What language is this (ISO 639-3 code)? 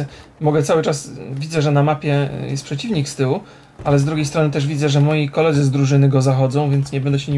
pol